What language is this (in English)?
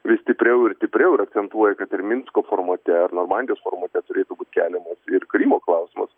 Lithuanian